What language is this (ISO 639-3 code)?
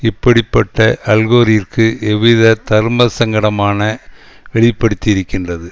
tam